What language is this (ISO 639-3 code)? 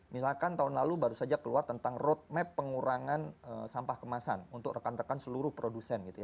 ind